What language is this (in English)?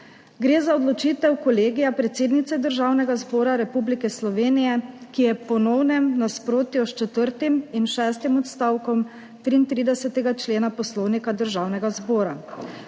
Slovenian